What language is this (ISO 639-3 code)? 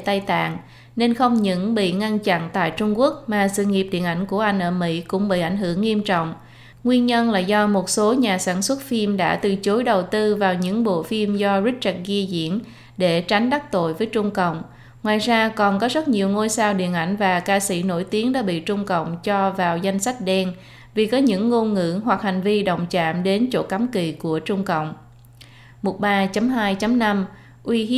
vie